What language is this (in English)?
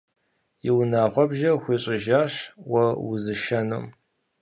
Kabardian